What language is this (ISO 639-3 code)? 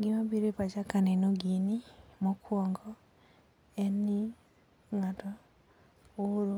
luo